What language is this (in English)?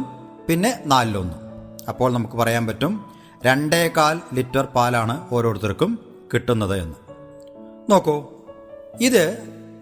Malayalam